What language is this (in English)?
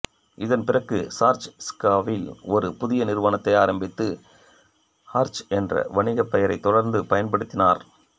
Tamil